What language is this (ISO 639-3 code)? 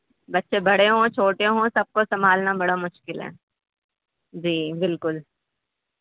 urd